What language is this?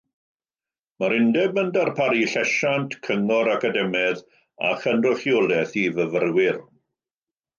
Welsh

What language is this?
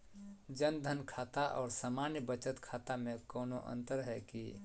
Magahi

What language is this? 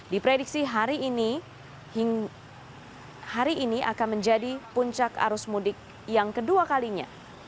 Indonesian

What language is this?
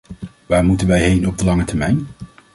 Dutch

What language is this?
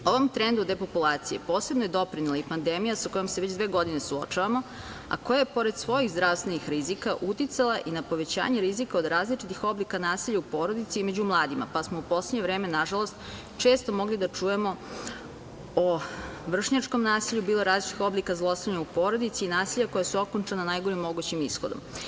Serbian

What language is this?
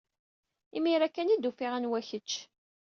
Kabyle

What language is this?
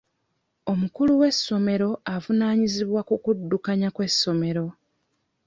Ganda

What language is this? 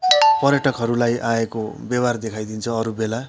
Nepali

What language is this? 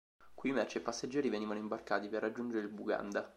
Italian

